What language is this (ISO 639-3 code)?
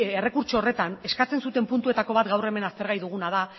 eus